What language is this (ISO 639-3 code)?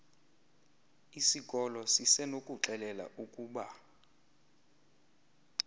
xho